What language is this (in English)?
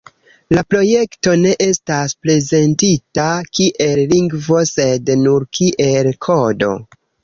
Esperanto